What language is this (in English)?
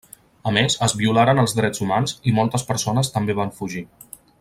Catalan